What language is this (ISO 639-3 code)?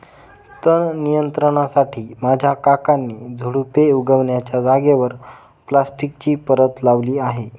mar